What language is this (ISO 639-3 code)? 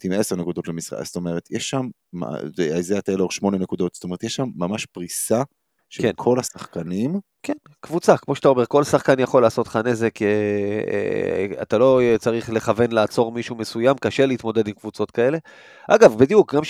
heb